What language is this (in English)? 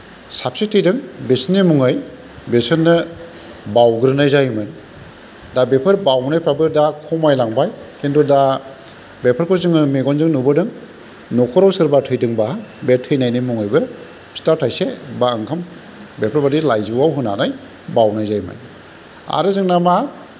Bodo